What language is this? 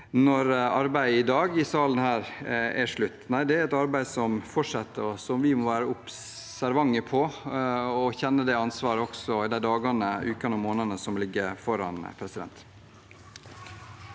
Norwegian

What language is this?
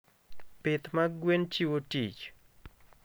Luo (Kenya and Tanzania)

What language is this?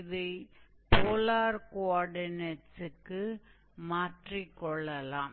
Tamil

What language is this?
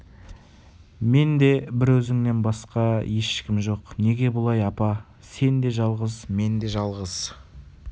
Kazakh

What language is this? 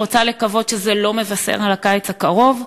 Hebrew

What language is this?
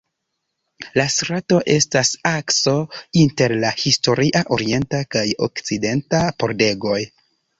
Esperanto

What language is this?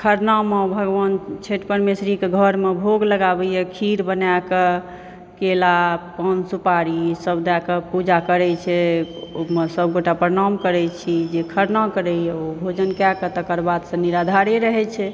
Maithili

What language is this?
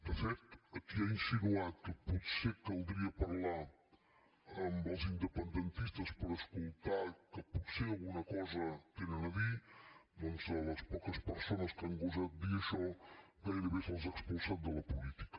Catalan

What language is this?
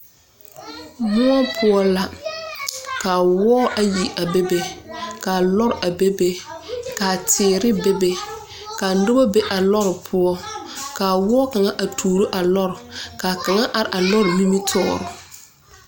Southern Dagaare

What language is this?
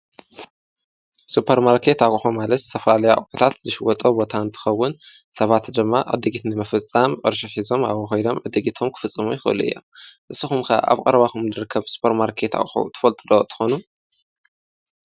Tigrinya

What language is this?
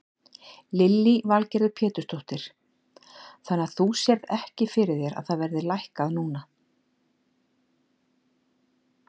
Icelandic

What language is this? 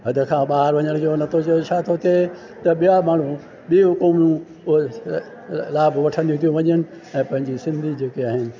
Sindhi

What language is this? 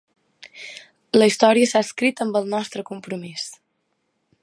Catalan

